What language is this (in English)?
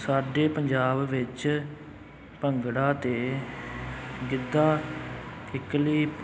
Punjabi